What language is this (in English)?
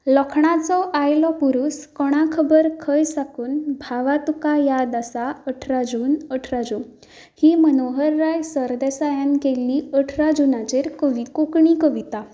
Konkani